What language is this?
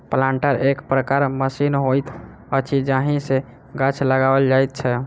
Maithili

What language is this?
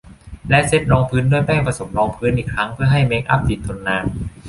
Thai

